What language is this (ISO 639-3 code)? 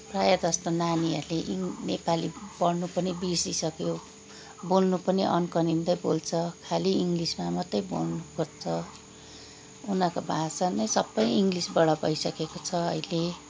nep